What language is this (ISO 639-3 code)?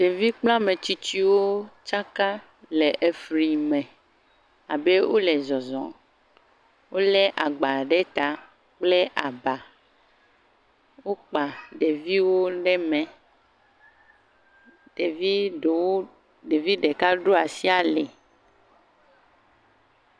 ewe